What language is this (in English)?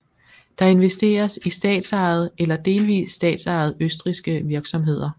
Danish